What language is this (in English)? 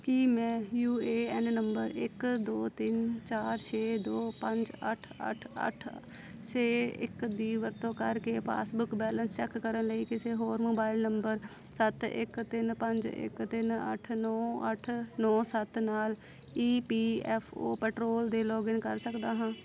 Punjabi